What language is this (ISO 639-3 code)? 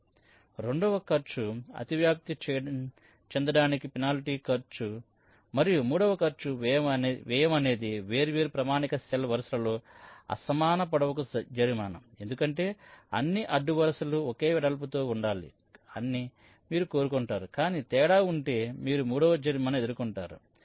tel